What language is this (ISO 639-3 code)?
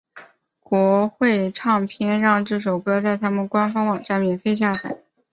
zho